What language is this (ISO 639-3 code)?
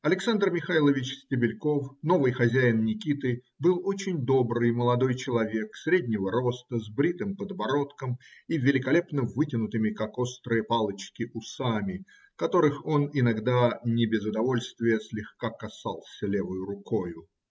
rus